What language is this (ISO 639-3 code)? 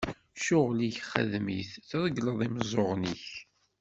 kab